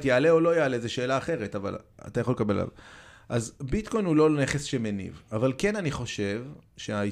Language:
Hebrew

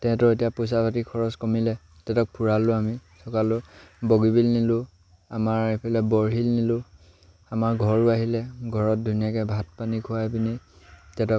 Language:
Assamese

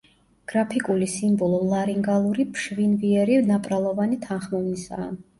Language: Georgian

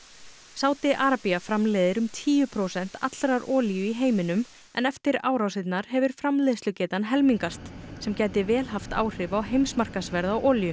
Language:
Icelandic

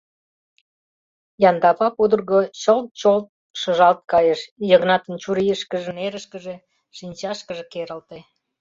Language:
Mari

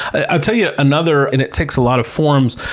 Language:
English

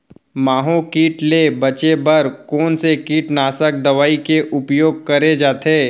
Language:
Chhattisgarhi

